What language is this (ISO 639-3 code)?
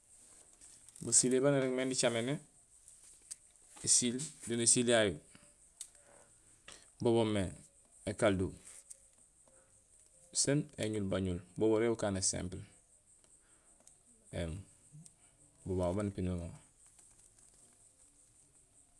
gsl